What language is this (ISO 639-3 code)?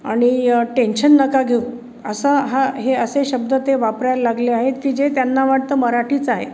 mar